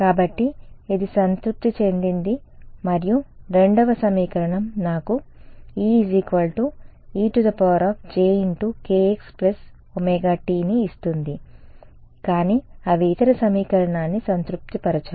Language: Telugu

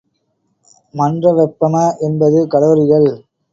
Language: Tamil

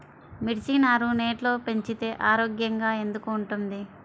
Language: Telugu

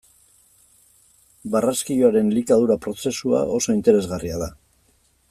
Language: Basque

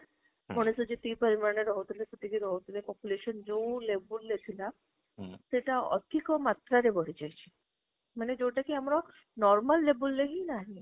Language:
Odia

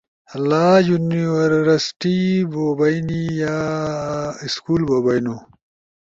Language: Ushojo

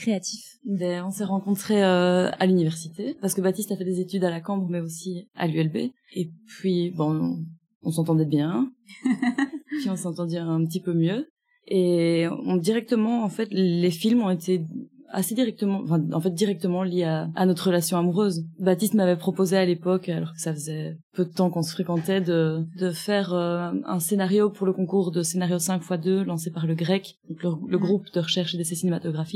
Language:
French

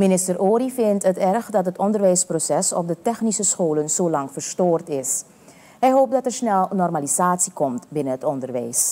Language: Dutch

